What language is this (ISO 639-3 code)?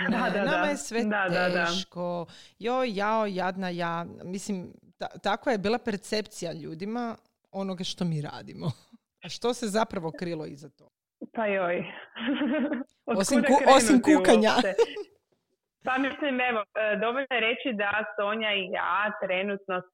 hrv